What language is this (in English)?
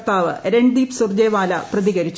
Malayalam